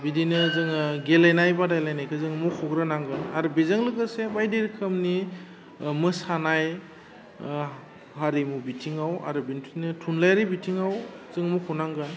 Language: Bodo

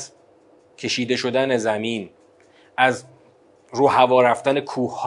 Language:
Persian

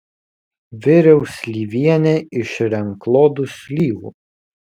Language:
Lithuanian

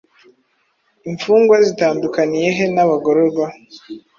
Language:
Kinyarwanda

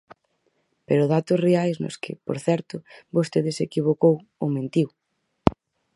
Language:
Galician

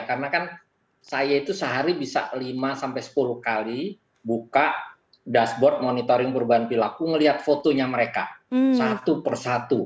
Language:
Indonesian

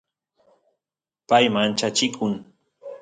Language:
Santiago del Estero Quichua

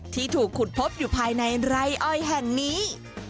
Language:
Thai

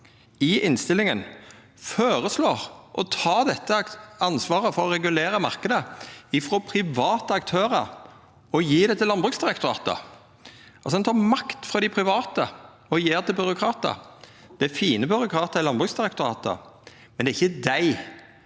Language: Norwegian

